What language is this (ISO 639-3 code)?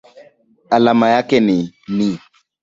swa